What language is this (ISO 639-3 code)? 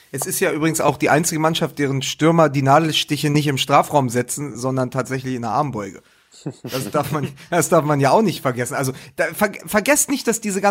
deu